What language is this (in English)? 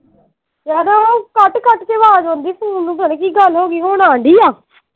Punjabi